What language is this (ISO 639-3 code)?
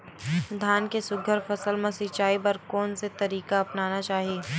hne